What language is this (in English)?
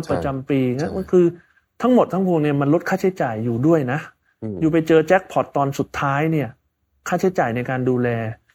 Thai